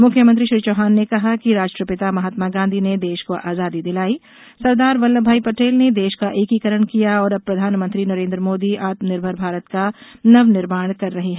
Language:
Hindi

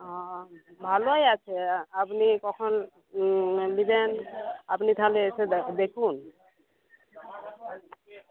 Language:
Bangla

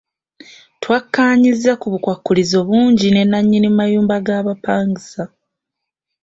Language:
Ganda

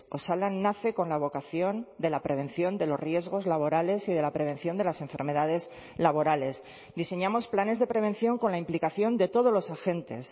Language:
Spanish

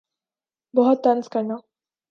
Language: Urdu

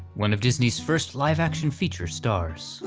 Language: English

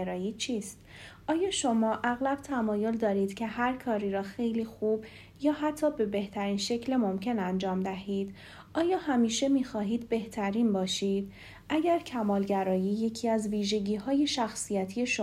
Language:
Persian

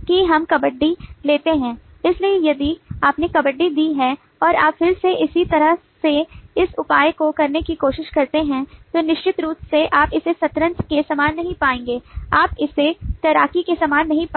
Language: Hindi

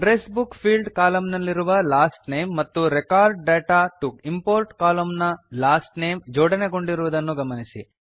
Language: Kannada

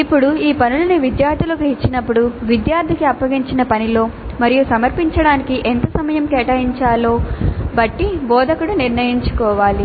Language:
Telugu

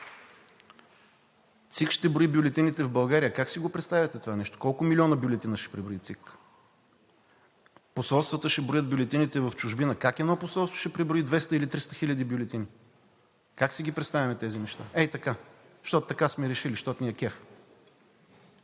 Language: Bulgarian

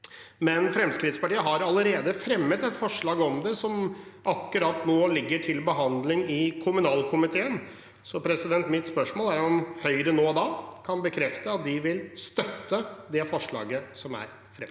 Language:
Norwegian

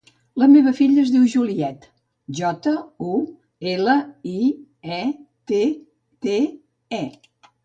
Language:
Catalan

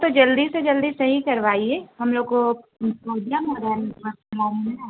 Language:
Urdu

